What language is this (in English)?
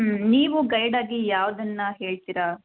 Kannada